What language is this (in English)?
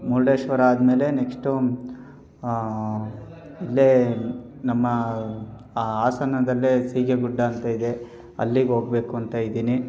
Kannada